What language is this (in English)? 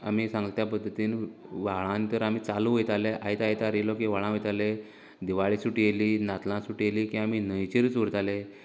Konkani